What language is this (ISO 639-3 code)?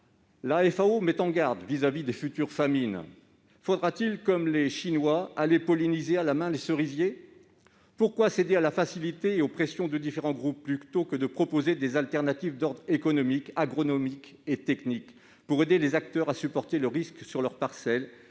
fra